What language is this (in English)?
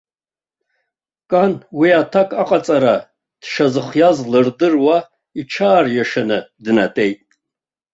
Abkhazian